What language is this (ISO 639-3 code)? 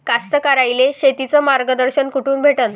mar